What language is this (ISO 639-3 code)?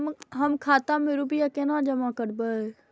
mai